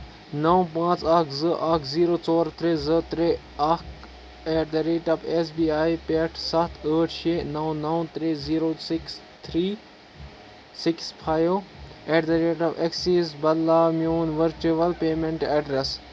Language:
Kashmiri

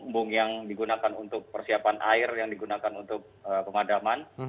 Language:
Indonesian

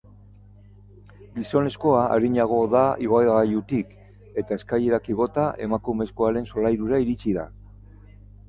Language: Basque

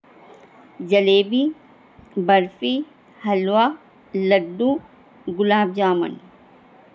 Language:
Urdu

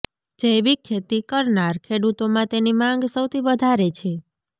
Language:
Gujarati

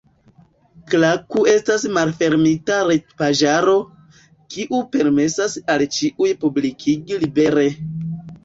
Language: Esperanto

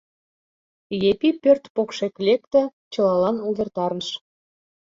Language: Mari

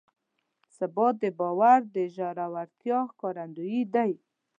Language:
Pashto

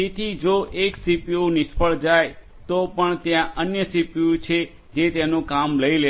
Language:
Gujarati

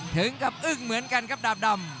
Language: Thai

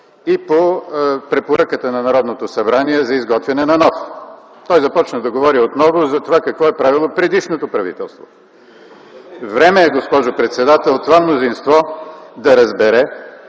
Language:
Bulgarian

